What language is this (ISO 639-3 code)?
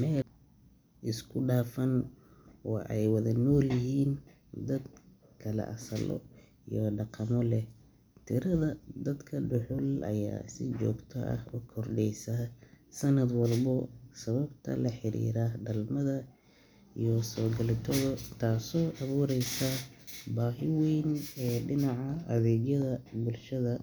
som